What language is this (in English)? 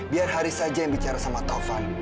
Indonesian